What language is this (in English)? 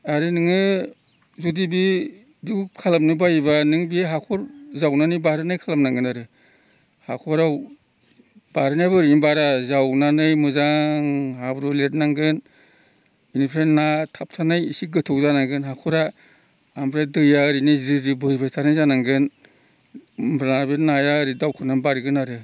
Bodo